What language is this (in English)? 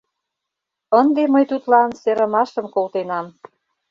Mari